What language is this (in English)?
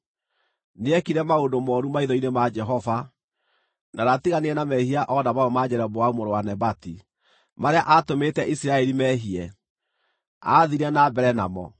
Kikuyu